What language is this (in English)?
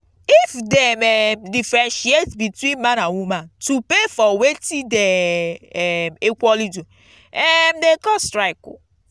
Nigerian Pidgin